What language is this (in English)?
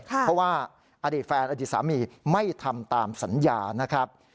Thai